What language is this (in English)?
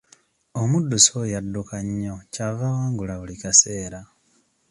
Ganda